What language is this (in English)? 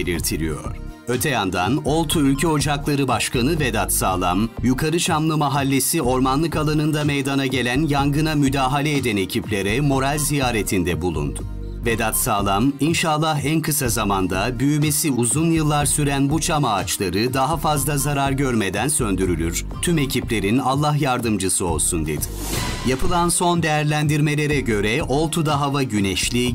Turkish